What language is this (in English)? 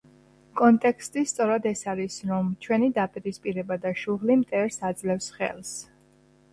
Georgian